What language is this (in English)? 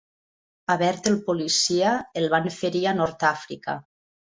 Catalan